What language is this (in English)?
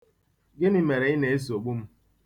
Igbo